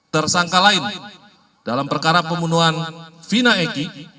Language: Indonesian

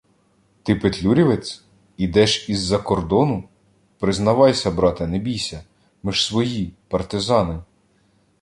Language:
Ukrainian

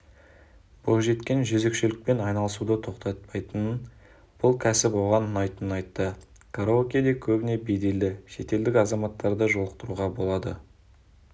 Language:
Kazakh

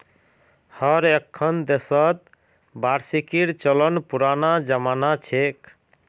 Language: Magahi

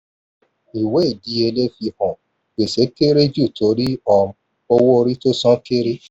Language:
Yoruba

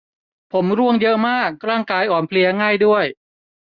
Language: Thai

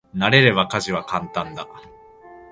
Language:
Japanese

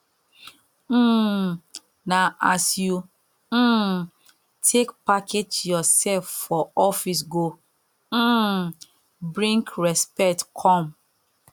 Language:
Nigerian Pidgin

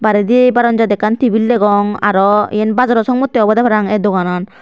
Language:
Chakma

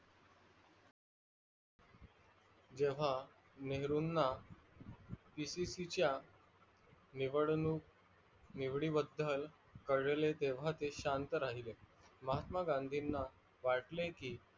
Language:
Marathi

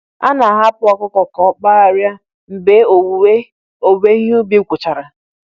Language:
Igbo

